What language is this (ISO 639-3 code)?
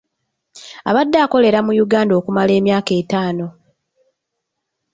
lug